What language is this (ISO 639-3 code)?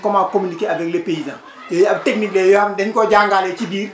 wol